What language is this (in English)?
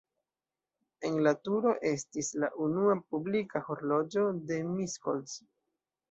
Esperanto